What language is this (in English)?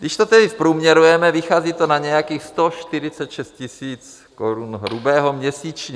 Czech